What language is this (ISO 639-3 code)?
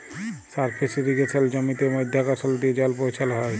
ben